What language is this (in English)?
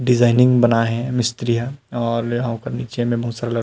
Chhattisgarhi